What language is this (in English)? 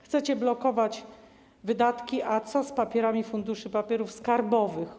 Polish